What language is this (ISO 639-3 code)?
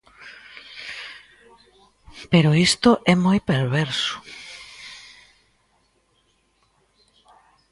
glg